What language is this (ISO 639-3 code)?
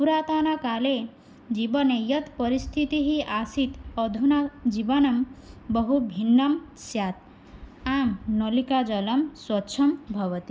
san